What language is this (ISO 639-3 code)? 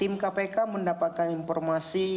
ind